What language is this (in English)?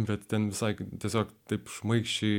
Lithuanian